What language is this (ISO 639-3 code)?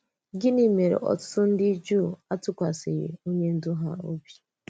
ibo